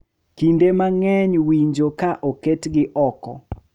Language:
Luo (Kenya and Tanzania)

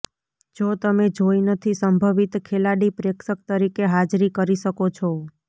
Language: Gujarati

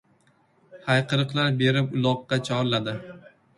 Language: Uzbek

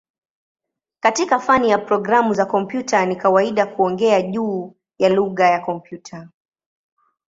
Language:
Swahili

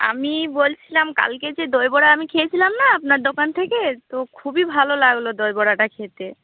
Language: Bangla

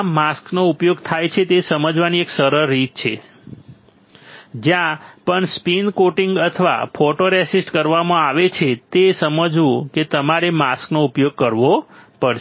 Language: Gujarati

